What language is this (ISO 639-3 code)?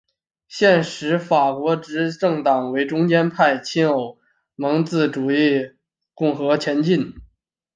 zho